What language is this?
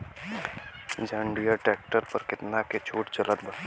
Bhojpuri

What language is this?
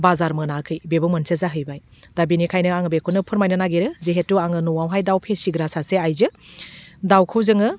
Bodo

